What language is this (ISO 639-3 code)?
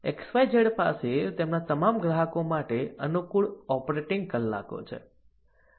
guj